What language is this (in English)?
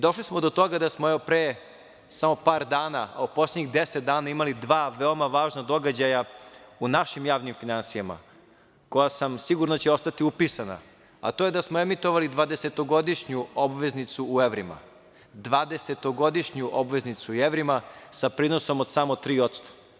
Serbian